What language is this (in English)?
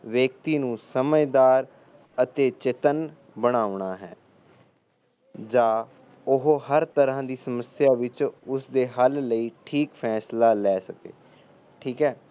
Punjabi